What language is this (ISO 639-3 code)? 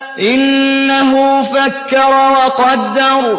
ara